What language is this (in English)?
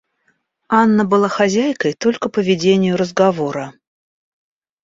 Russian